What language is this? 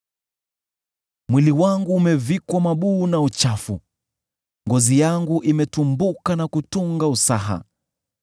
Swahili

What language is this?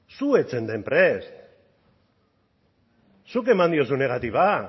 Basque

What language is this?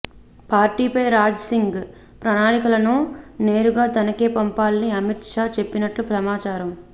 Telugu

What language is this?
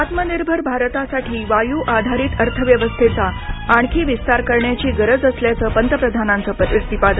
Marathi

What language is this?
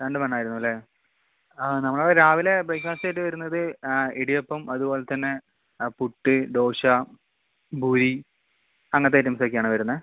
Malayalam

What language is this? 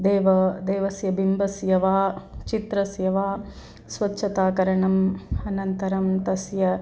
Sanskrit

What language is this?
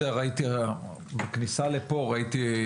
Hebrew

